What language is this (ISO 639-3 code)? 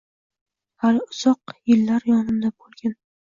uzb